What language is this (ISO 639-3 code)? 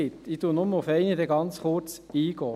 gsw